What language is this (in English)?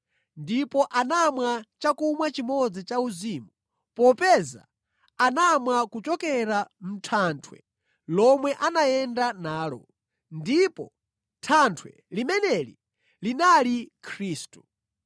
Nyanja